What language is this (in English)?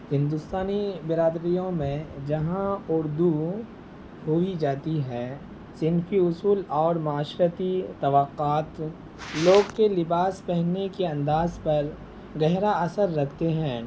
Urdu